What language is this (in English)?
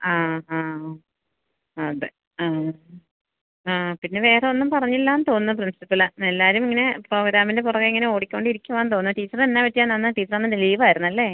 Malayalam